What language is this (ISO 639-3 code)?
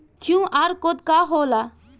bho